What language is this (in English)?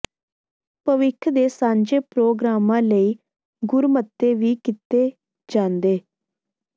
Punjabi